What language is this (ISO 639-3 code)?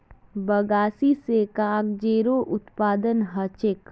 mag